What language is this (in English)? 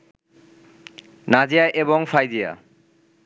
Bangla